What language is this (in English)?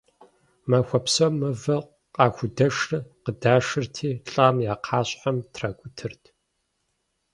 Kabardian